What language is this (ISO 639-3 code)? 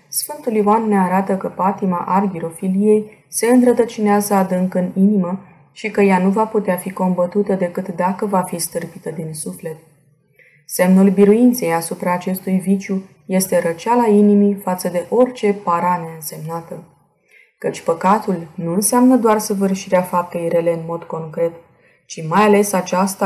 ron